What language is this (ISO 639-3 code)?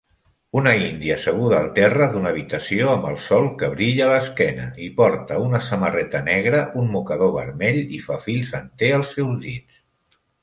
cat